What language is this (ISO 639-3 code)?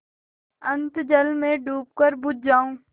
hin